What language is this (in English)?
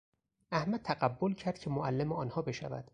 Persian